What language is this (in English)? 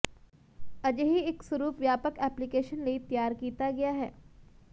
Punjabi